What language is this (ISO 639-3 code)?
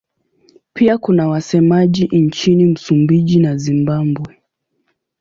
swa